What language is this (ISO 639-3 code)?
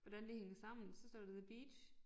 dan